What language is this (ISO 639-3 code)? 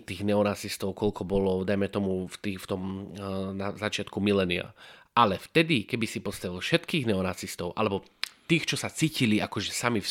slk